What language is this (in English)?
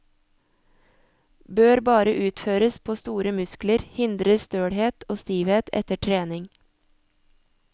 Norwegian